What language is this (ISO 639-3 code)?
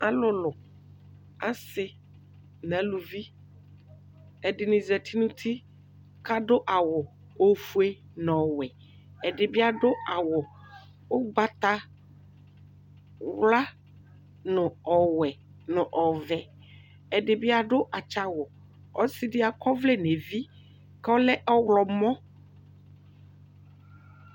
kpo